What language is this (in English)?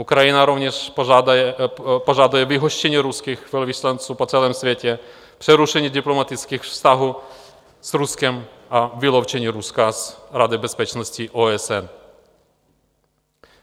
Czech